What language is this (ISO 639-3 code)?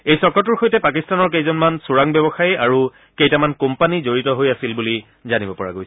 asm